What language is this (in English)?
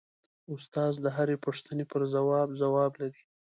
Pashto